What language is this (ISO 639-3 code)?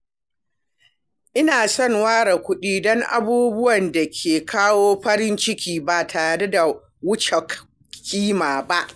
hau